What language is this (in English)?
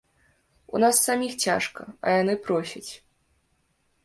Belarusian